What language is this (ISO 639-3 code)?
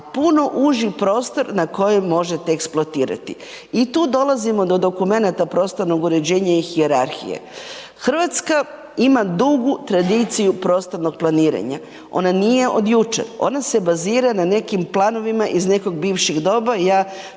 hrv